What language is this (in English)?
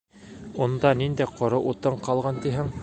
Bashkir